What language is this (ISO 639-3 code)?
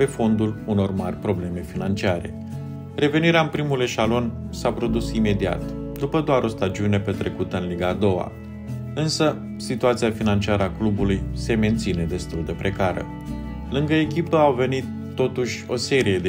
ron